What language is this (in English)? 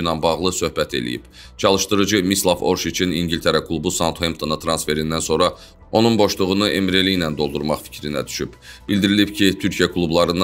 Turkish